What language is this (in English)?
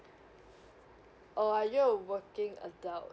English